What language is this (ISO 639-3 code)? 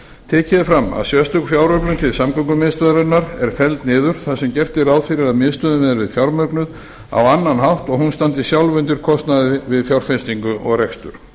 isl